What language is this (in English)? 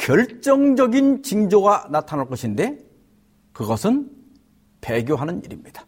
Korean